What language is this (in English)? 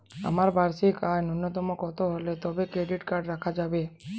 Bangla